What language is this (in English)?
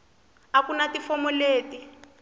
Tsonga